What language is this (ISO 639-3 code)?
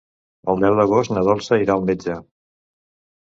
cat